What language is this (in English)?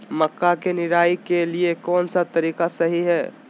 Magahi